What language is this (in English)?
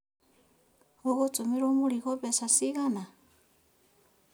Kikuyu